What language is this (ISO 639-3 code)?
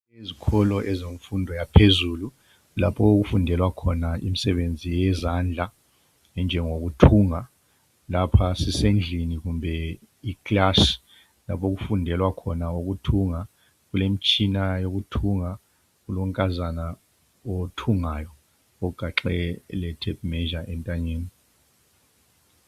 nde